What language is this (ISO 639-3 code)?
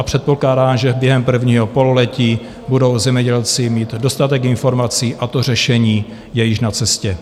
ces